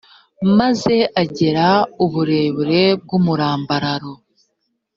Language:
Kinyarwanda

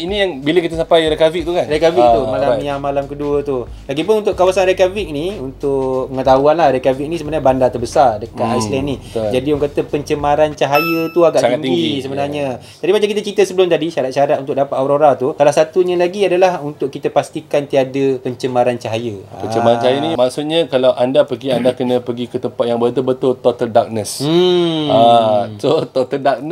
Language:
Malay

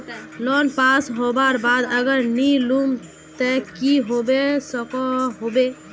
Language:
Magahi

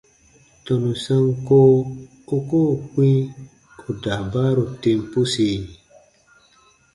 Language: Baatonum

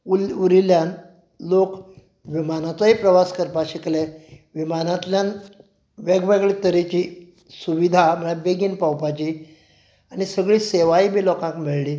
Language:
Konkani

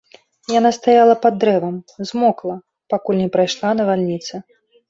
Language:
Belarusian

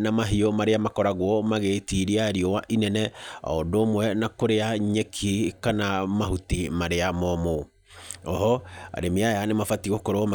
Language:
Kikuyu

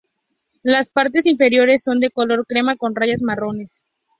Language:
Spanish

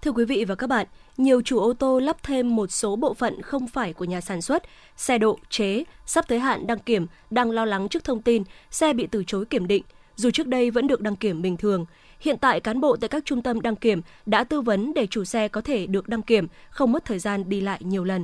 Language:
Vietnamese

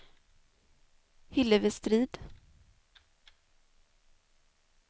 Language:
Swedish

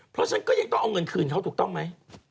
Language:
Thai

